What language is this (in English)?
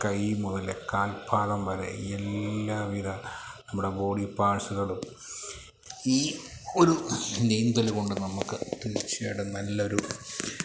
Malayalam